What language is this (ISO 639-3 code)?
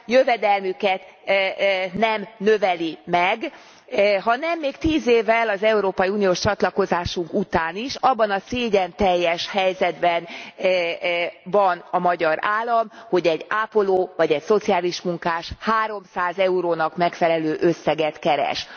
hun